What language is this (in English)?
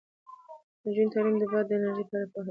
Pashto